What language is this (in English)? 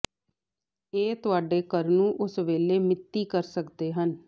Punjabi